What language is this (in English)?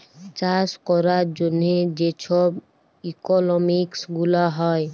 Bangla